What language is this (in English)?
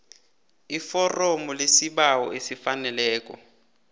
South Ndebele